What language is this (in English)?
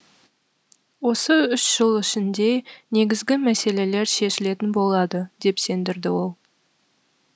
Kazakh